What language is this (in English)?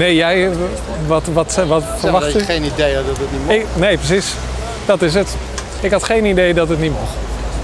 Dutch